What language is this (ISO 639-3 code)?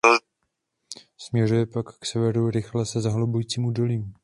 ces